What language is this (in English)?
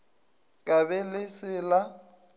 Northern Sotho